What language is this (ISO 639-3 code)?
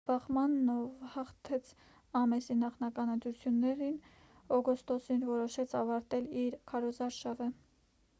hye